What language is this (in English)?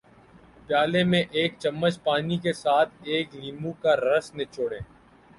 Urdu